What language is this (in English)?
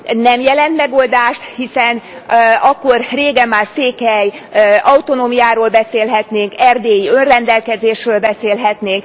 Hungarian